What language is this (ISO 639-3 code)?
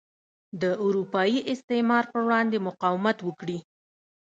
pus